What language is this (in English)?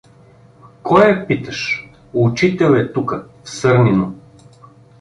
Bulgarian